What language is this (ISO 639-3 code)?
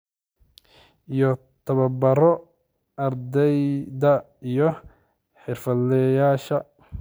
som